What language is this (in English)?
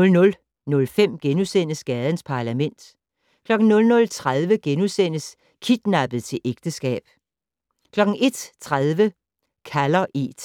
Danish